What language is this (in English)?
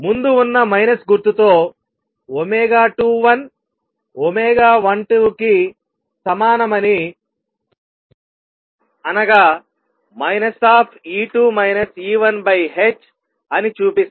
Telugu